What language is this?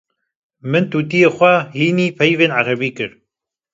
Kurdish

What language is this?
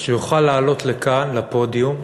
Hebrew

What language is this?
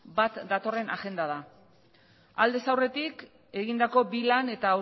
Basque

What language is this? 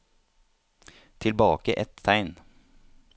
Norwegian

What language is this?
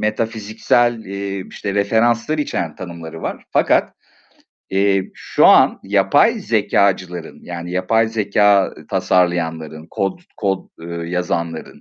Turkish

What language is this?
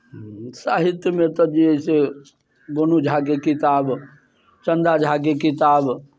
Maithili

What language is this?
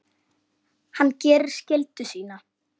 Icelandic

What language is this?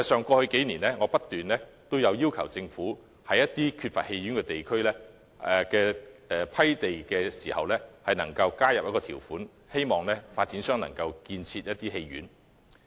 Cantonese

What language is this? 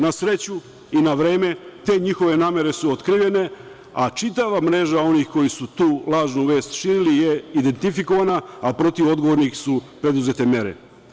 Serbian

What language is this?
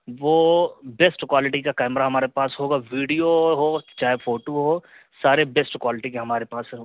Urdu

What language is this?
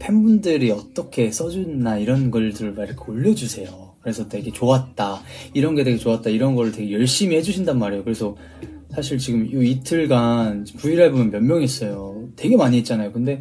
Korean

